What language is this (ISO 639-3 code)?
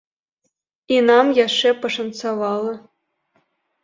bel